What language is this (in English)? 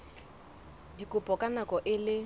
Southern Sotho